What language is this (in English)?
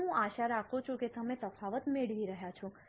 Gujarati